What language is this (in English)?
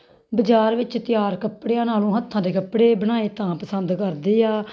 Punjabi